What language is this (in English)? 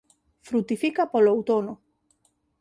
Galician